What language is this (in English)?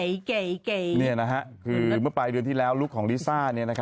Thai